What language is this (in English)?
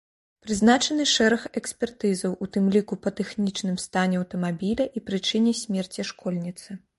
Belarusian